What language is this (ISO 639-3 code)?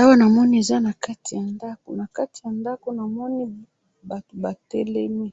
lin